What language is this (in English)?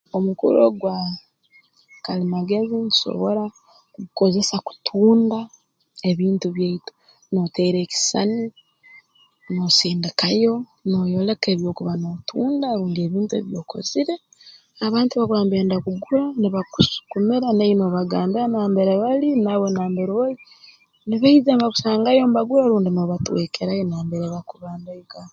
Tooro